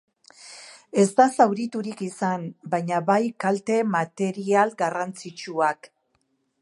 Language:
Basque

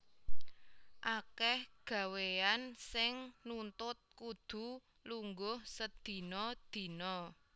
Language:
Javanese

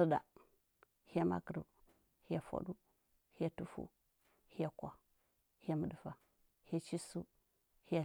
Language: Huba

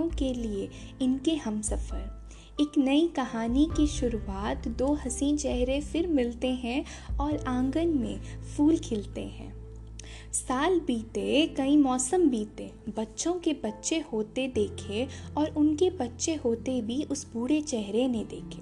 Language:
Hindi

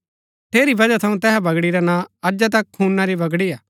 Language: Gaddi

